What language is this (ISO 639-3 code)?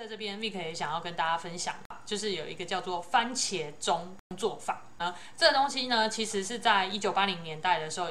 zho